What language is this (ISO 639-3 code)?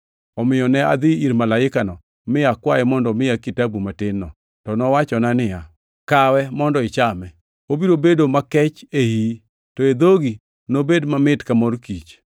luo